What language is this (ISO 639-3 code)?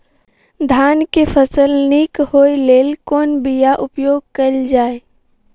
mai